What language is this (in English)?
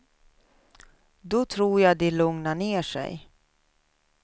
Swedish